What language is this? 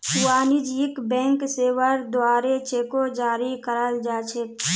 Magahi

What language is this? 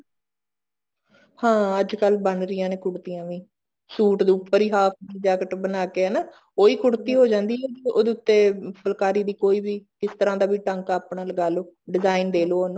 Punjabi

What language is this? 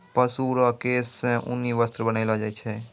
Maithili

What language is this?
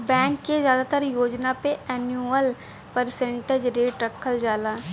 Bhojpuri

